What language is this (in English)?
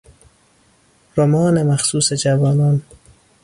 Persian